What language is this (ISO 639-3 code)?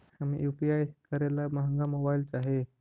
mag